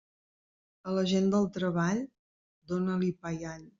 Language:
Catalan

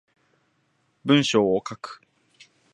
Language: Japanese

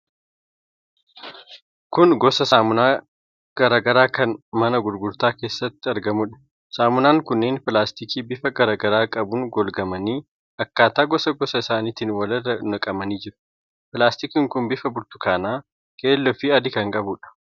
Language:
Oromo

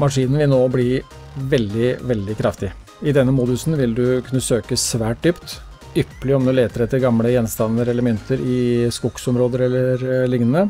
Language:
Norwegian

